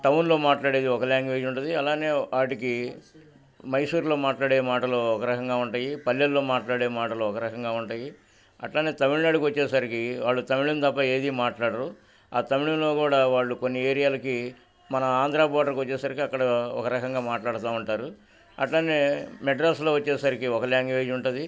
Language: Telugu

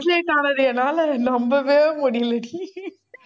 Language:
Tamil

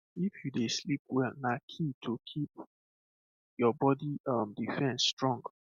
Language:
Nigerian Pidgin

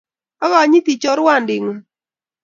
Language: Kalenjin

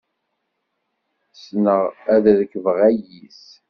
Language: Kabyle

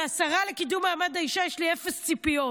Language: Hebrew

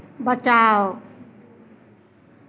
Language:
Hindi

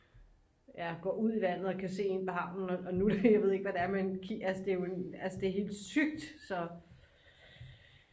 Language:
Danish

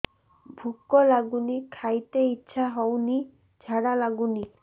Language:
Odia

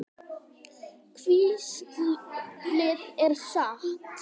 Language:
Icelandic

